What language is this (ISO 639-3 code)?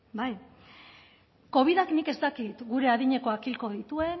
eus